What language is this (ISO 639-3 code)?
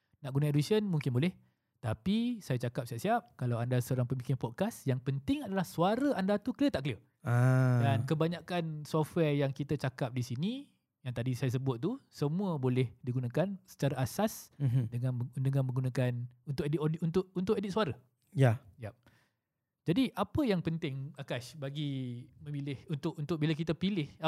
msa